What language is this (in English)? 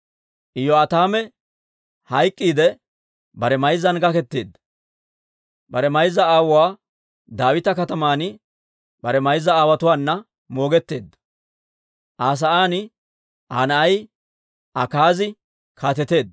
Dawro